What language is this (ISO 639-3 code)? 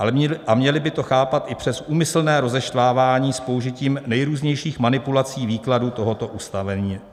ces